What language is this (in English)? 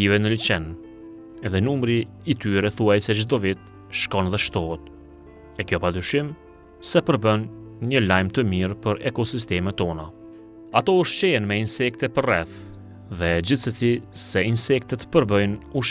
Romanian